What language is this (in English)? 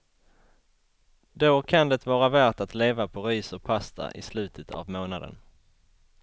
Swedish